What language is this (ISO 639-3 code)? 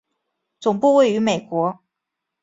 zho